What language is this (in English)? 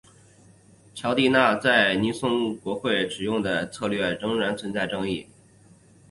Chinese